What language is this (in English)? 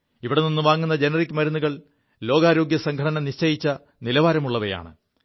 Malayalam